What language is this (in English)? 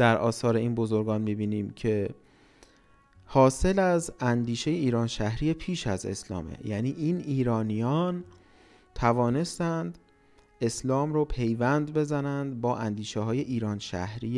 Persian